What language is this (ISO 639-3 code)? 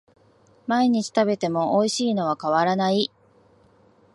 jpn